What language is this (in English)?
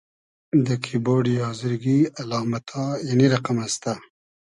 Hazaragi